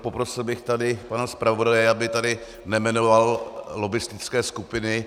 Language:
Czech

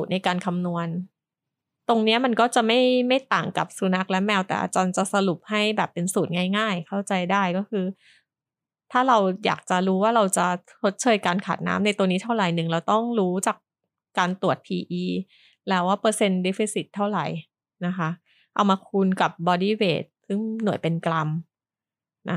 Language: Thai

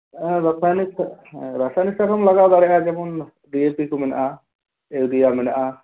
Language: Santali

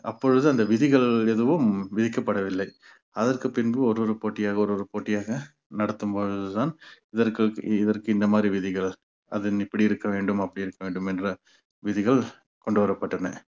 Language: Tamil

